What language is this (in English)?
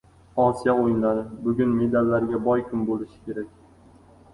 Uzbek